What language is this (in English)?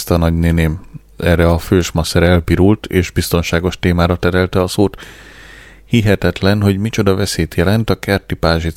Hungarian